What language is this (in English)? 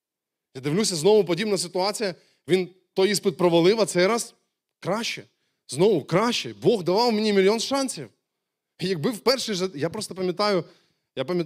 Ukrainian